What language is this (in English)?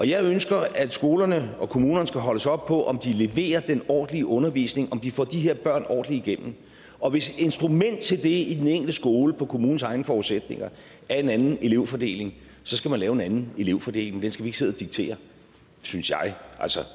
Danish